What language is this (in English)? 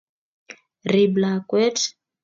Kalenjin